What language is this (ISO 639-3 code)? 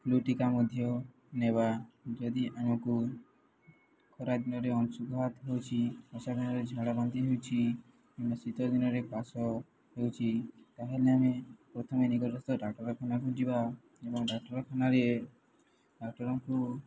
ori